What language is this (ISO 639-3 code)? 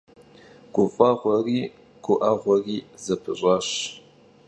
kbd